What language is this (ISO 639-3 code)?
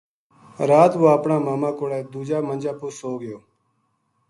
gju